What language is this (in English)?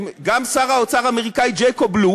Hebrew